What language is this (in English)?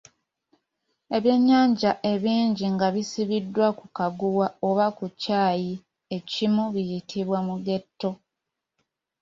Ganda